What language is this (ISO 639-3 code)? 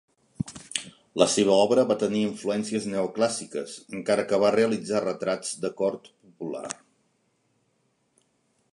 cat